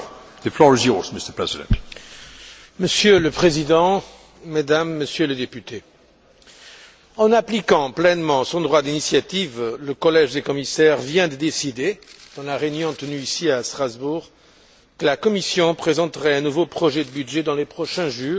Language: French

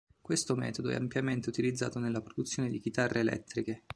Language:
Italian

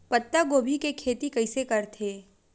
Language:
Chhattisgarhi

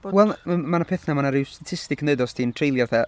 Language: Welsh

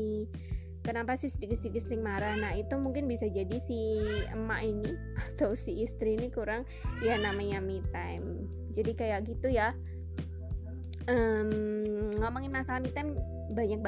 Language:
Indonesian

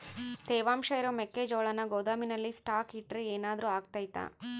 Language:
Kannada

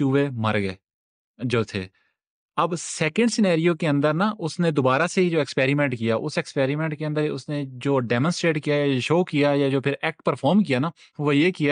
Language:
Urdu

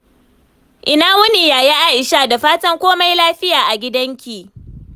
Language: Hausa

